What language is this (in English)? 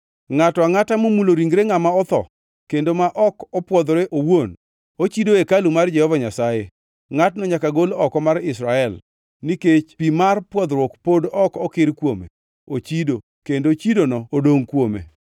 Luo (Kenya and Tanzania)